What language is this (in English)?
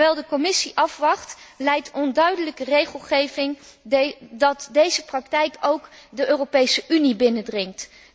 Dutch